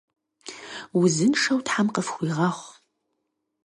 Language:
Kabardian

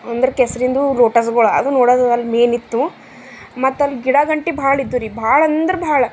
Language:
Kannada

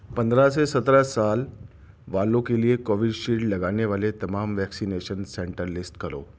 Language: Urdu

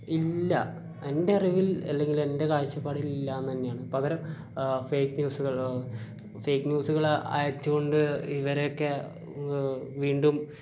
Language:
Malayalam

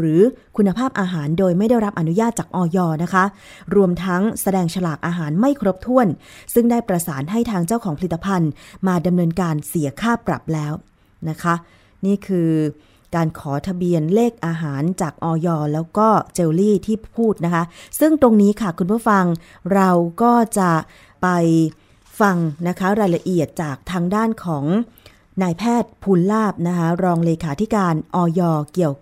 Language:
Thai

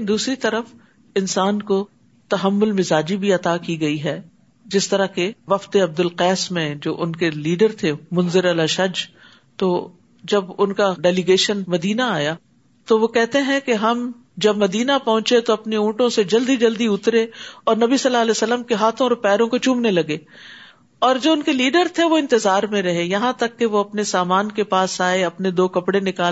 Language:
Urdu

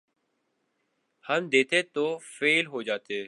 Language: Urdu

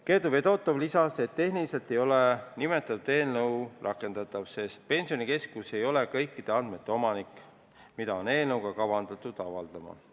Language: Estonian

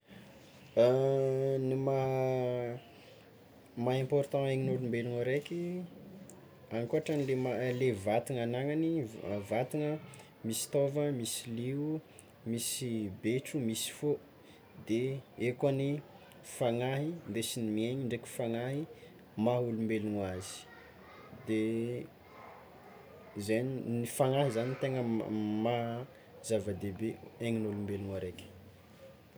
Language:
Tsimihety Malagasy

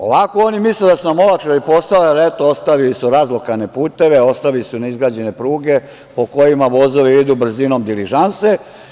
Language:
Serbian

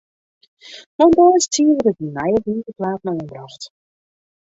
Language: Western Frisian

